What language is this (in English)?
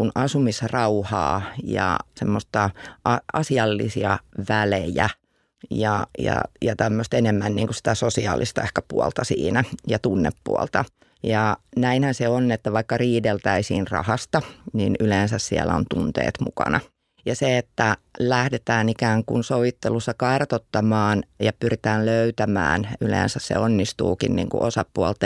Finnish